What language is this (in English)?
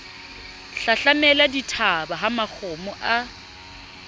Southern Sotho